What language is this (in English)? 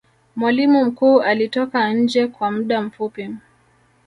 Swahili